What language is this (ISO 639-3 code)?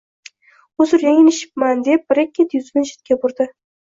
uzb